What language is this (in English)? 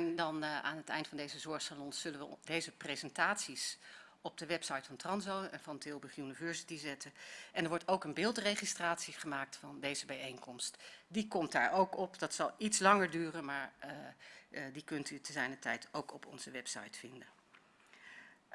Dutch